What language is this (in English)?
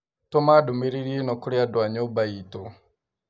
Kikuyu